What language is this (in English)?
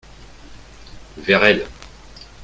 French